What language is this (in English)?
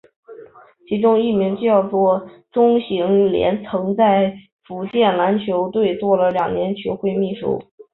Chinese